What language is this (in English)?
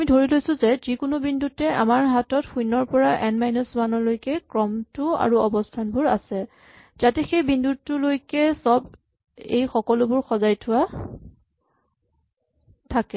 Assamese